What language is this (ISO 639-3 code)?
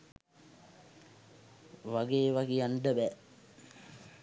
sin